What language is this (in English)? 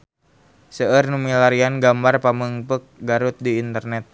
Sundanese